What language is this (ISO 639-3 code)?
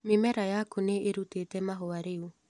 kik